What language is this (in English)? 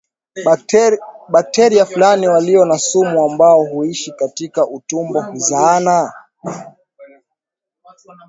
Swahili